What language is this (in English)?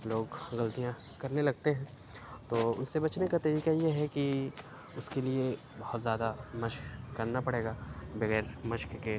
Urdu